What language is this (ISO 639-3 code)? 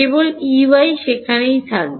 ben